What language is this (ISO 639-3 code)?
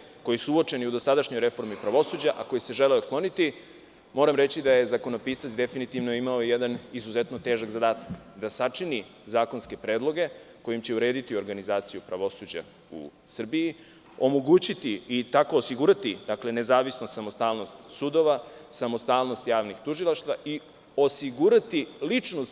srp